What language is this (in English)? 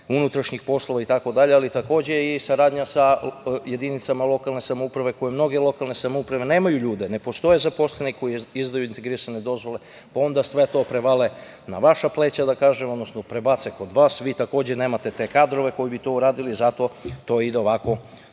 Serbian